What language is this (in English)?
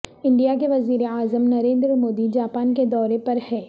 Urdu